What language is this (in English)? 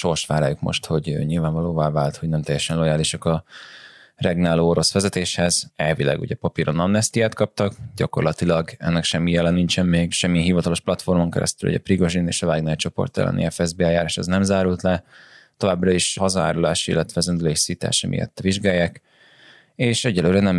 Hungarian